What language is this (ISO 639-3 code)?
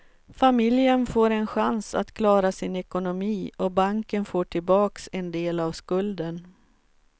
swe